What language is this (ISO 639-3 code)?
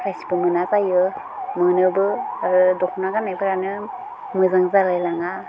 brx